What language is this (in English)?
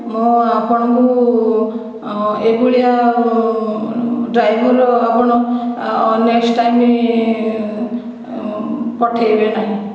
Odia